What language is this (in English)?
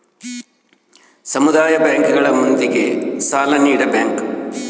Kannada